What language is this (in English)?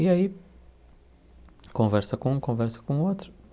Portuguese